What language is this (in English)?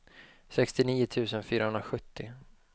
Swedish